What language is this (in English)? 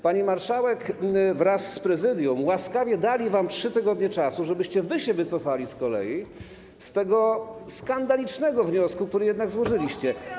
Polish